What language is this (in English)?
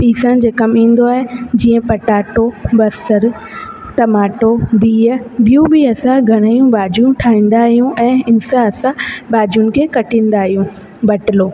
Sindhi